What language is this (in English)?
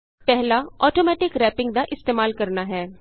Punjabi